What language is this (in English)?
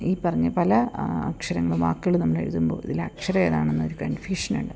Malayalam